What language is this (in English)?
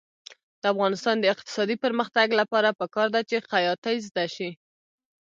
Pashto